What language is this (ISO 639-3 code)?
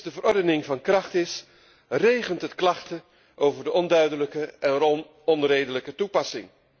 nld